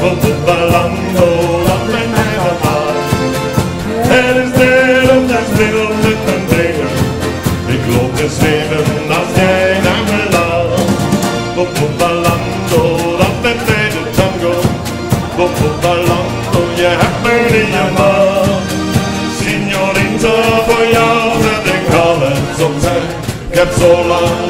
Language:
Dutch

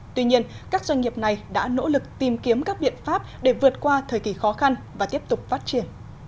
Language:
Vietnamese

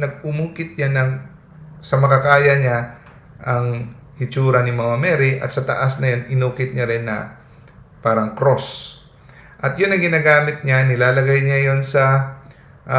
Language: Filipino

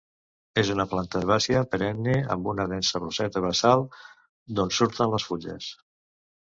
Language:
Catalan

